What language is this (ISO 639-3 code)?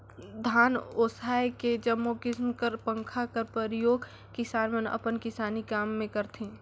hne